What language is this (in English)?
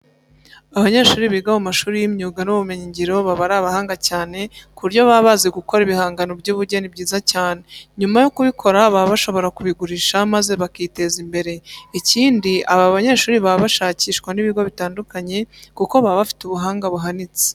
Kinyarwanda